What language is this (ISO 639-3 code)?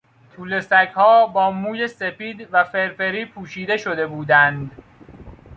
fas